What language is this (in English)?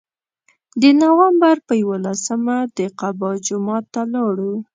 Pashto